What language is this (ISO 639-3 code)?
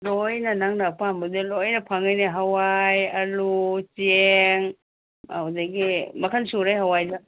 mni